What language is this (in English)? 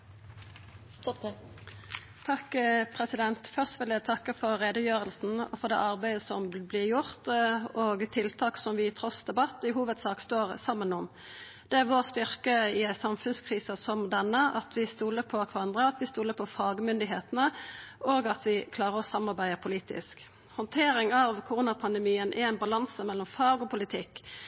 Norwegian Nynorsk